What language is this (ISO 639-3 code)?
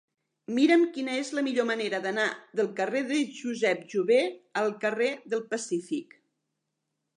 cat